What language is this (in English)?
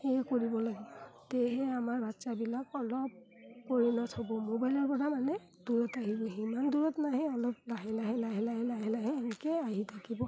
Assamese